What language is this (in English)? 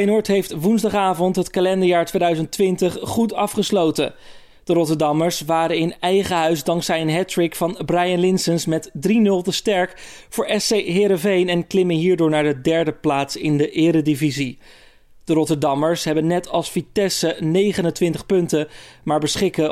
Dutch